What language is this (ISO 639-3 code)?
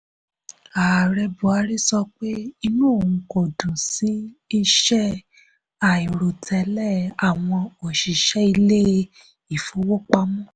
yor